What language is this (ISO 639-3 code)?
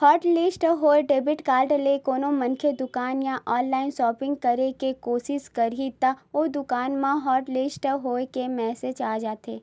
hne